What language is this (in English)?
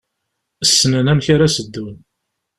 Kabyle